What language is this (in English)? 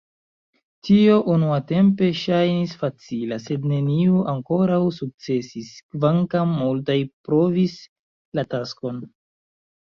Esperanto